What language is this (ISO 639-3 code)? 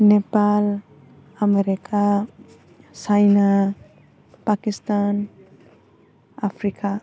brx